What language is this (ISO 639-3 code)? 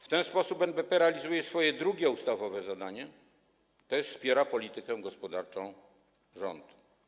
pol